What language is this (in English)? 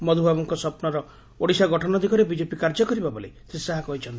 Odia